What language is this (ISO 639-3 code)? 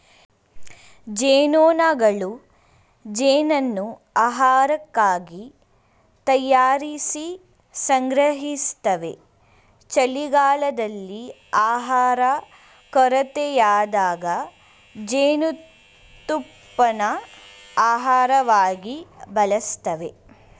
kan